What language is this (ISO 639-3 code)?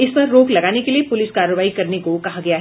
hin